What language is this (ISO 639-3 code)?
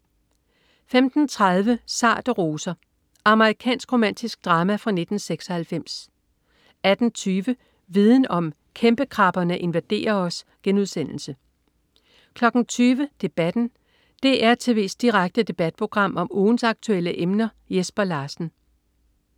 dan